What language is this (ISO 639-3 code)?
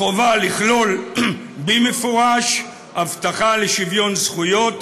heb